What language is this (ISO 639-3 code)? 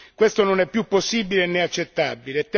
ita